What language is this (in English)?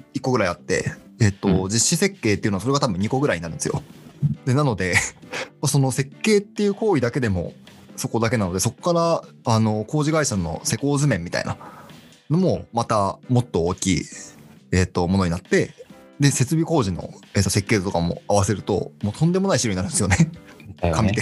Japanese